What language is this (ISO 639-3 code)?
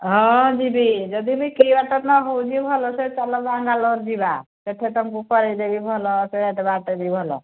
ori